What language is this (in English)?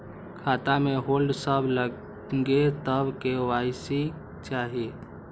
Maithili